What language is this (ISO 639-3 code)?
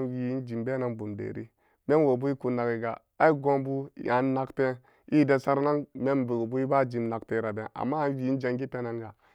ccg